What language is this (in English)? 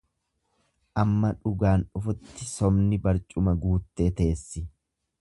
Oromo